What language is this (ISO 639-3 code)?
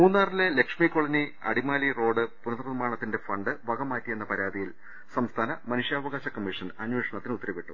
mal